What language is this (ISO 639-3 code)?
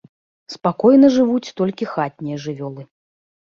bel